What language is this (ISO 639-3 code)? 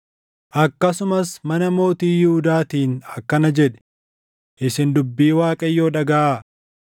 orm